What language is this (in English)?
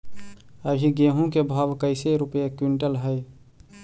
Magahi